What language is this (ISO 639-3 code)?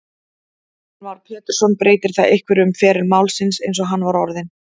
isl